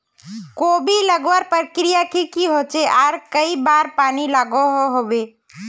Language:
Magahi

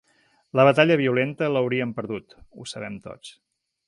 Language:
Catalan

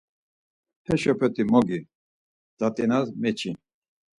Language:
Laz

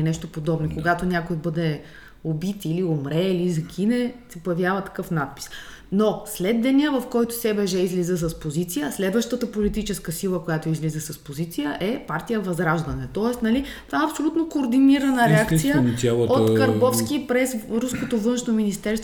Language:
Bulgarian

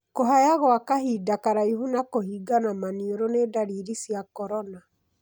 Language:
Kikuyu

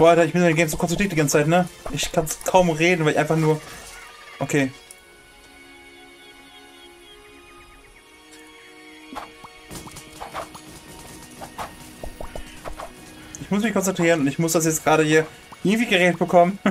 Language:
German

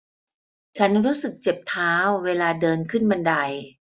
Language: Thai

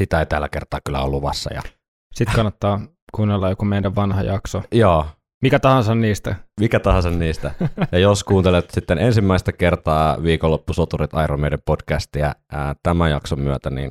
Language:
Finnish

